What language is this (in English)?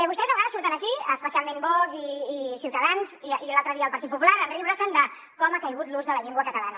Catalan